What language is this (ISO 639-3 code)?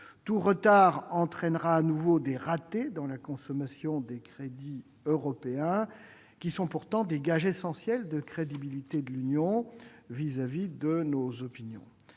fra